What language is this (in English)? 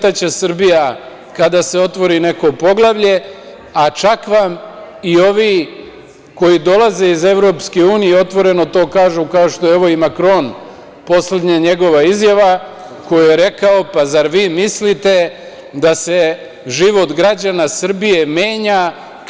Serbian